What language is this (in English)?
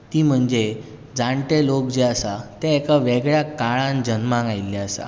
Konkani